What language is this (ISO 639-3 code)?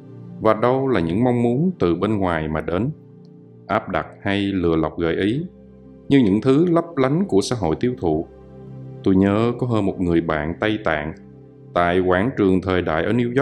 vie